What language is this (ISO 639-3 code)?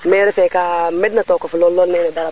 srr